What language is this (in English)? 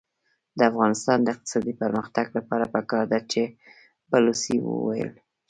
Pashto